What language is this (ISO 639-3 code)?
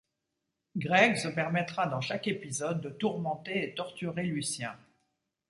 fra